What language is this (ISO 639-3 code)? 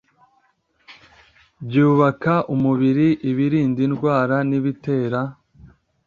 kin